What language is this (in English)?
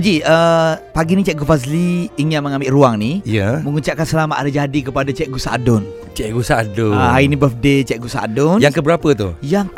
Malay